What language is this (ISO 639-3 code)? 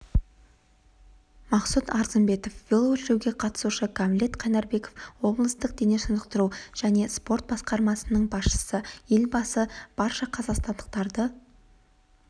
kaz